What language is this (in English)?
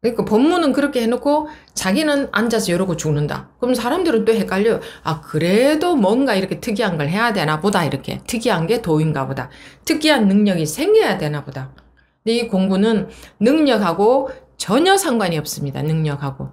Korean